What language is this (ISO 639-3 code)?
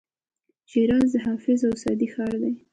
pus